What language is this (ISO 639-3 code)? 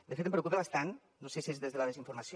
cat